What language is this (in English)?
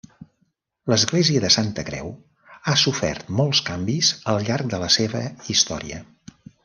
Catalan